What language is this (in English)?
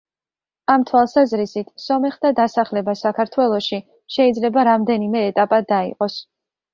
Georgian